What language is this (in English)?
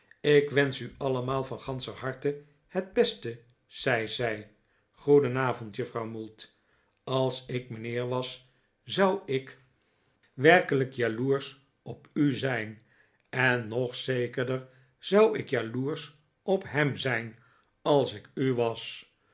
Dutch